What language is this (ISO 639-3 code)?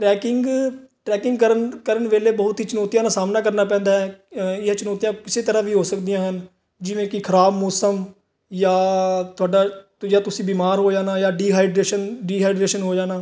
pan